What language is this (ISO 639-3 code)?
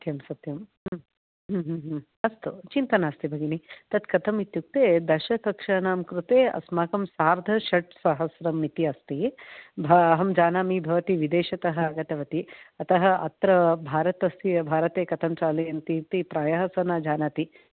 san